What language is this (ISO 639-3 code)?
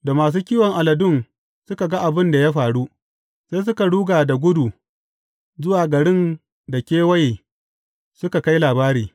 hau